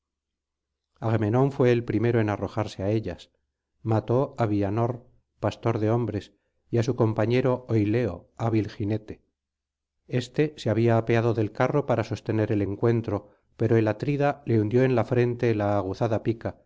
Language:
Spanish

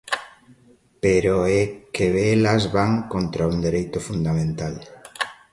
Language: Galician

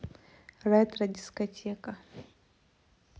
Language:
Russian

